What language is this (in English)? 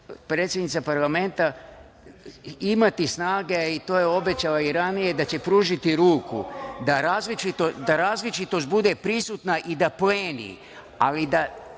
Serbian